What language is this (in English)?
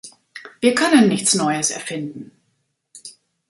German